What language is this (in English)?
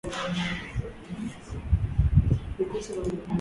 Swahili